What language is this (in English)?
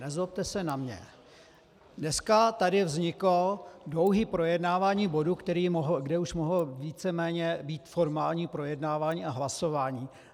Czech